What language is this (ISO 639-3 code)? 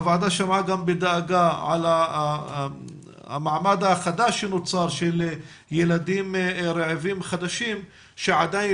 heb